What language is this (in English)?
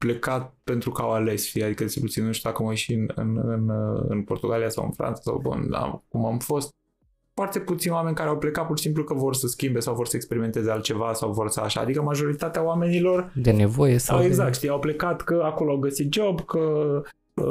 Romanian